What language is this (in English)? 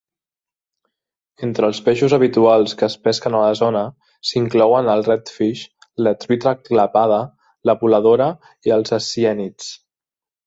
Catalan